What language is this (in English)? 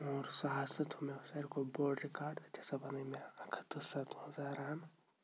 Kashmiri